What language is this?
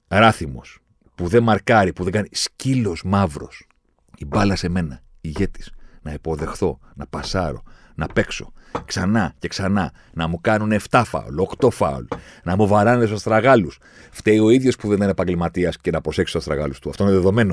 Greek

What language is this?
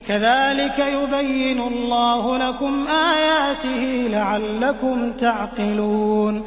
Arabic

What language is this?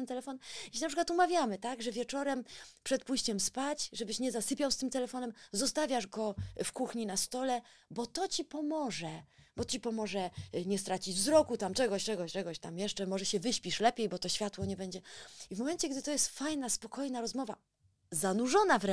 Polish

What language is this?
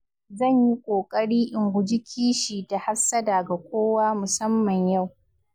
Hausa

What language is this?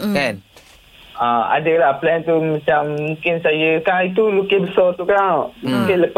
Malay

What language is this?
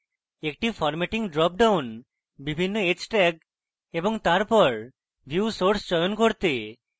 Bangla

